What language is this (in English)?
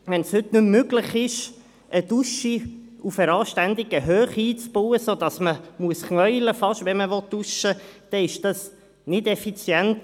Swiss German